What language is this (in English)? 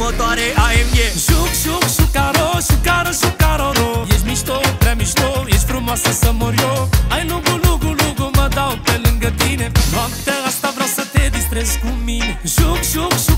Romanian